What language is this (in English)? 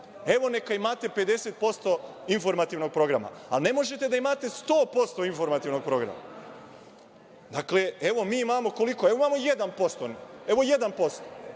Serbian